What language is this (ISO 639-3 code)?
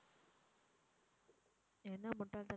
tam